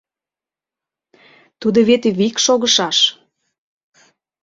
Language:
Mari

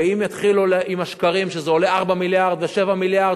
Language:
Hebrew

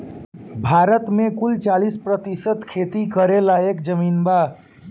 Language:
Bhojpuri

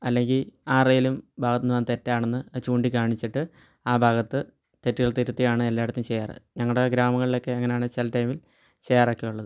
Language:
Malayalam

